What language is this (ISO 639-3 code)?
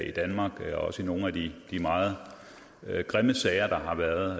dan